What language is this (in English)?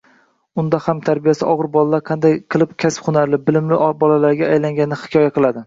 Uzbek